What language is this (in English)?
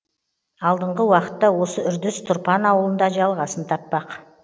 Kazakh